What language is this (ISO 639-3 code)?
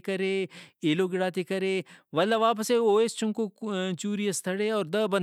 brh